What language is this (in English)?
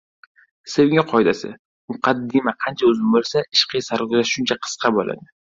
Uzbek